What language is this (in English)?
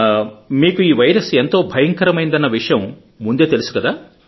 Telugu